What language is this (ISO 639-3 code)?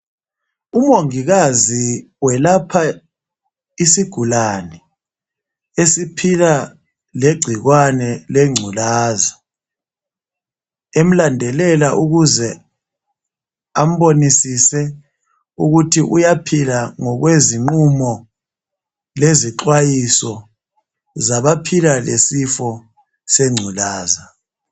nde